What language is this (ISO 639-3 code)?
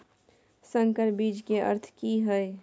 mai